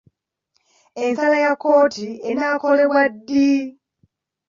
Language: Ganda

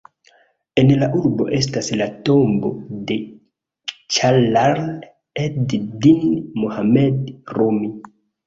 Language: Esperanto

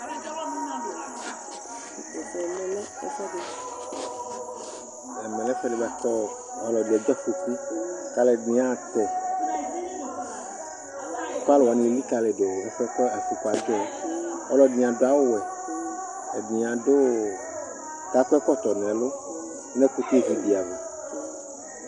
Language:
Ikposo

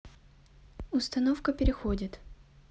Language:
Russian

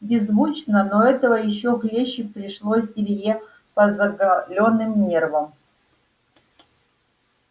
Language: Russian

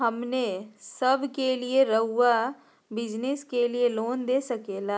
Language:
Magahi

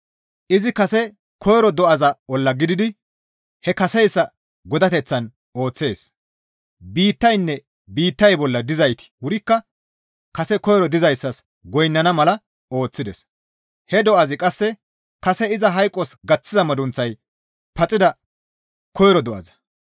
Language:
Gamo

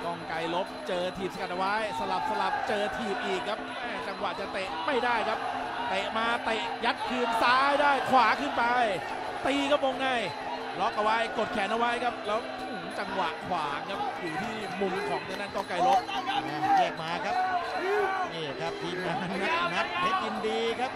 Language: Thai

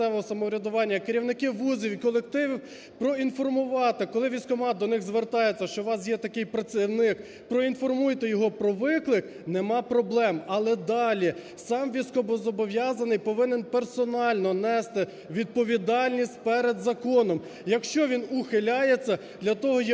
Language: Ukrainian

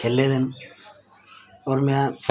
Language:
Dogri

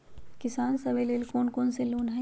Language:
Magahi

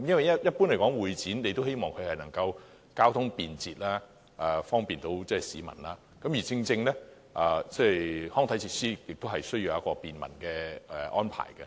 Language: Cantonese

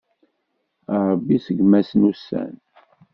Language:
Kabyle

